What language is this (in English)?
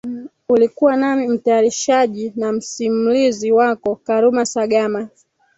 Swahili